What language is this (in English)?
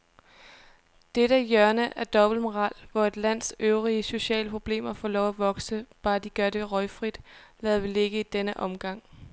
Danish